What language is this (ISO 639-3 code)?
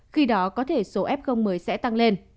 vie